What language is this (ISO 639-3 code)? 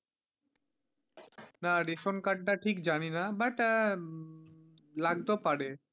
ben